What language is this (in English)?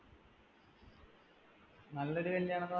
Malayalam